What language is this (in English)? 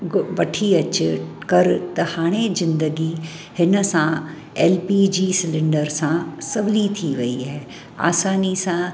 Sindhi